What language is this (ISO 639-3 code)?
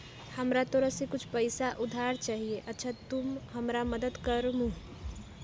mag